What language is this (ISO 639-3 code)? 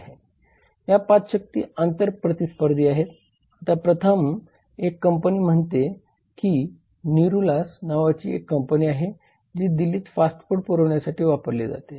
mar